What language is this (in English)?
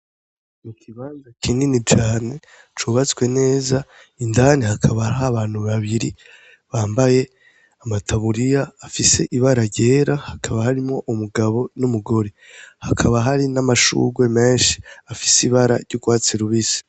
Rundi